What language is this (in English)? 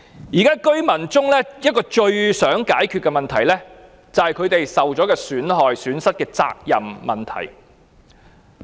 Cantonese